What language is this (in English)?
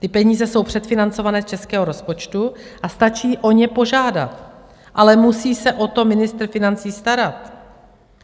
Czech